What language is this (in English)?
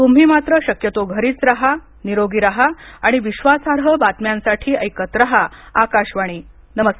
Marathi